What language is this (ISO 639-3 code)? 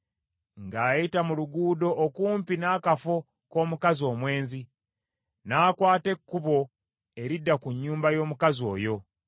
lug